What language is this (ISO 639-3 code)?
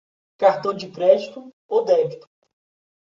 por